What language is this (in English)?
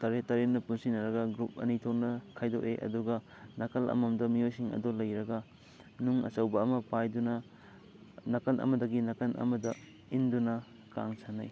Manipuri